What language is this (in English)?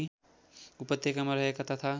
Nepali